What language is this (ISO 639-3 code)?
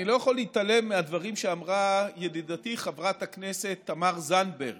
heb